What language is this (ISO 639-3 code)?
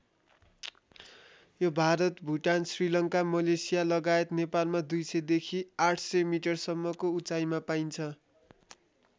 nep